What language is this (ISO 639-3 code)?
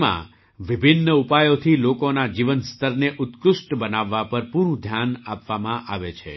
guj